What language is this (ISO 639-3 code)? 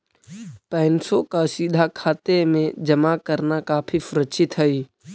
mag